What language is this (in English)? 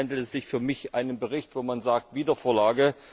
German